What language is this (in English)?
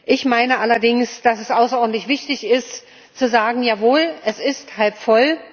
German